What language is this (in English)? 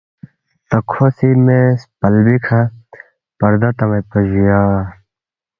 Balti